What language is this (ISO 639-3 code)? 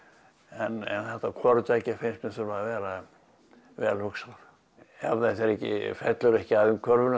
isl